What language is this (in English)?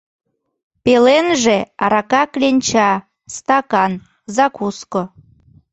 Mari